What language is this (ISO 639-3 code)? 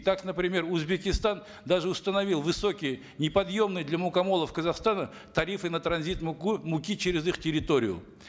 kaz